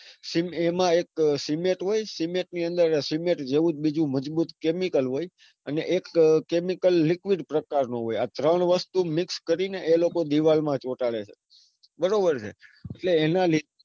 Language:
Gujarati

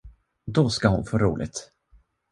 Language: Swedish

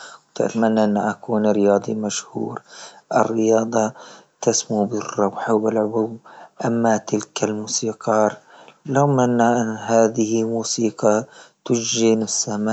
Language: Libyan Arabic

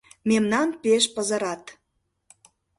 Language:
Mari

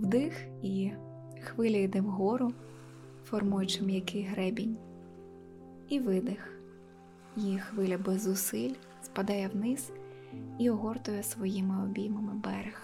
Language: Ukrainian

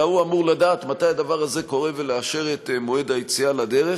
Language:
Hebrew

